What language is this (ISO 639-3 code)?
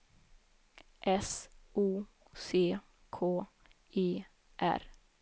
swe